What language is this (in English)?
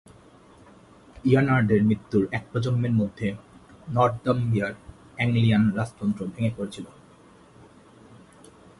Bangla